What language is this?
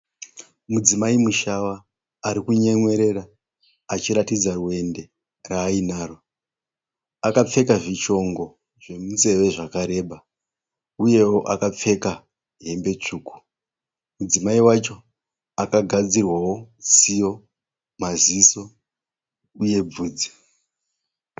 Shona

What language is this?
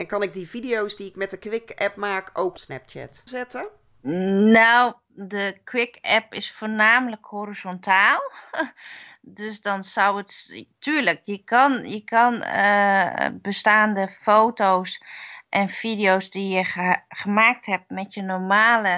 Dutch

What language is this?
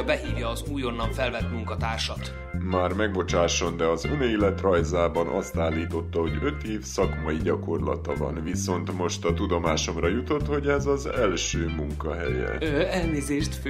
Hungarian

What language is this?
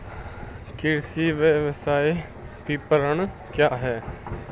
Hindi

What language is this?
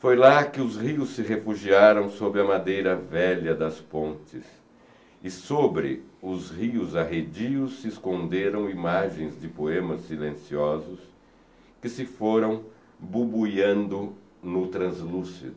Portuguese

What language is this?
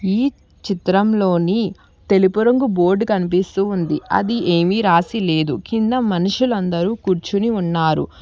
Telugu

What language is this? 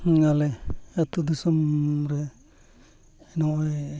Santali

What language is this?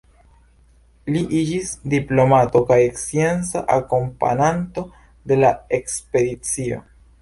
Esperanto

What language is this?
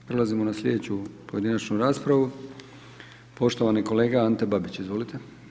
Croatian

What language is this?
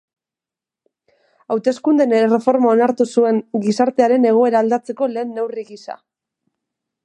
Basque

